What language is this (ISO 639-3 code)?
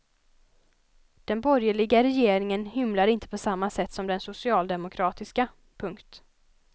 swe